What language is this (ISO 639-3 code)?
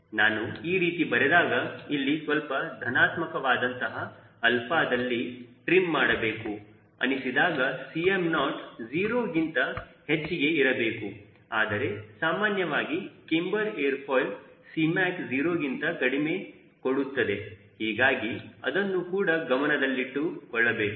kan